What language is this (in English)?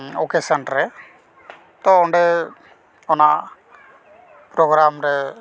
Santali